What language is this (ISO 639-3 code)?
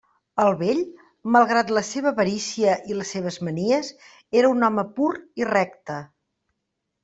cat